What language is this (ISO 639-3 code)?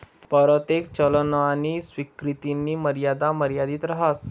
mar